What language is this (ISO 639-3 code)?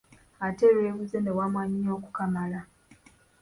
lug